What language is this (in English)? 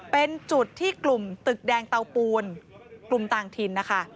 Thai